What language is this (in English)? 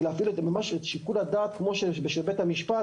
Hebrew